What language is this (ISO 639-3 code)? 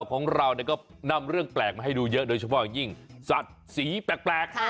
tha